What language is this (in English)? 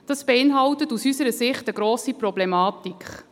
Swiss German